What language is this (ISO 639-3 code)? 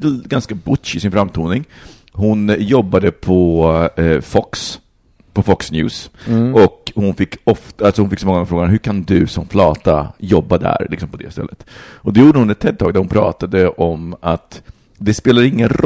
swe